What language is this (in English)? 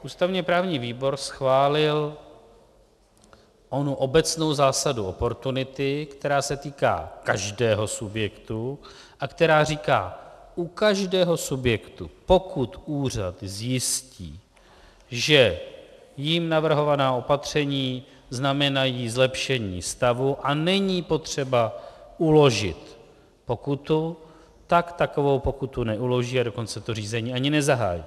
Czech